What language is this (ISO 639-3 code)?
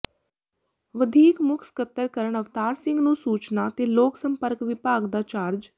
pan